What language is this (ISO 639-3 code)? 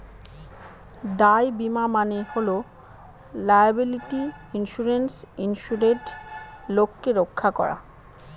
ben